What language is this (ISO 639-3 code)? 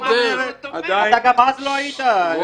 heb